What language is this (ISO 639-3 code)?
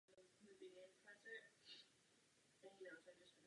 ces